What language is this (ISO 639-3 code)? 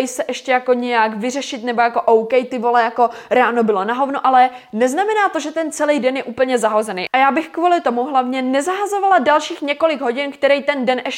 ces